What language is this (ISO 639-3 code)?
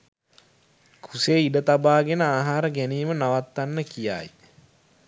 sin